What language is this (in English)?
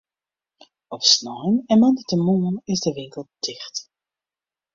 Western Frisian